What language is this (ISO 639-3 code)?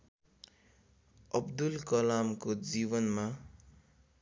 nep